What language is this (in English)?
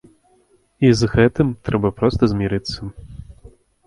Belarusian